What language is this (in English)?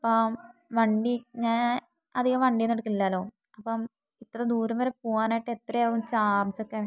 Malayalam